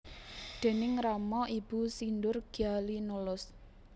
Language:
Javanese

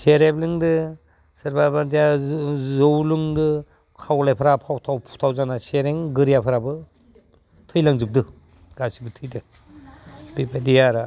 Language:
Bodo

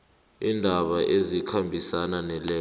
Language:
South Ndebele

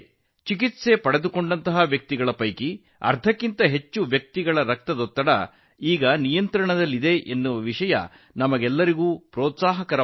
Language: Kannada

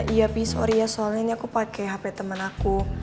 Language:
Indonesian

